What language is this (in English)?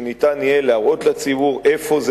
Hebrew